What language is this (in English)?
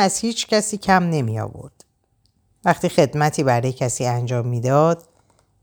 Persian